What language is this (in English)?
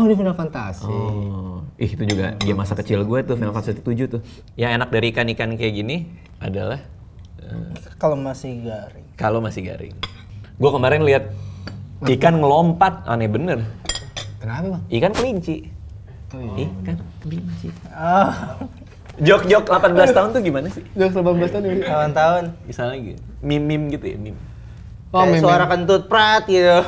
Indonesian